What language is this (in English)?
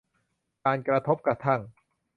Thai